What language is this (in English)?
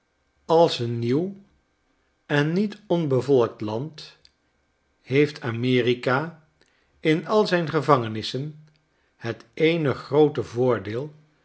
Dutch